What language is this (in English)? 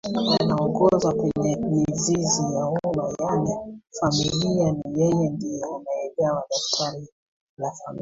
Swahili